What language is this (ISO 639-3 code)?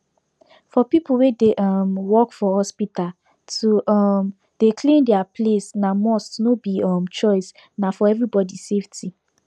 pcm